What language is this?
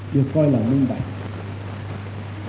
Vietnamese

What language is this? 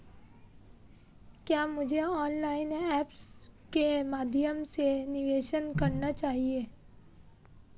Hindi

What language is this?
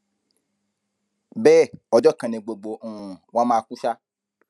Yoruba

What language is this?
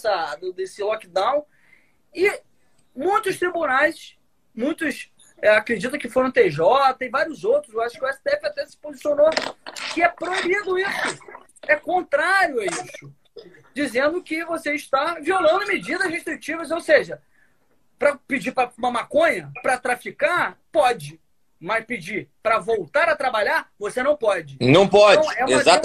Portuguese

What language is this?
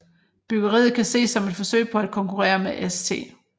Danish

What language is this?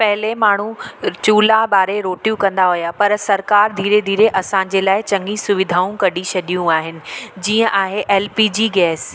Sindhi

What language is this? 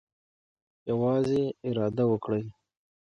Pashto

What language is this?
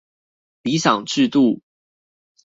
Chinese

